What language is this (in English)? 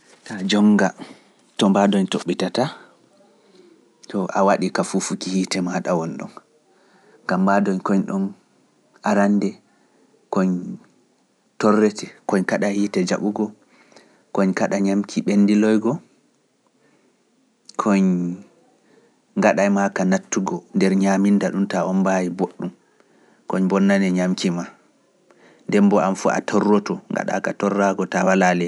Pular